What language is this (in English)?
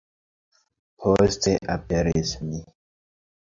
Esperanto